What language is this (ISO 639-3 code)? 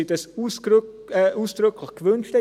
gsw